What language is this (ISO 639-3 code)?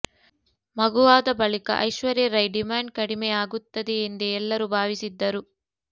kan